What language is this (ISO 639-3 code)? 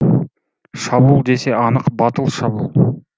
kaz